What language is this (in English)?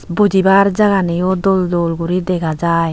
Chakma